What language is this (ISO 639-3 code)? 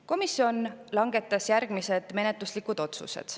est